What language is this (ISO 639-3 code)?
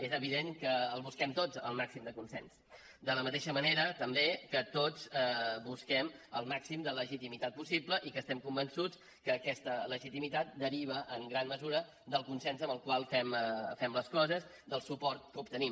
cat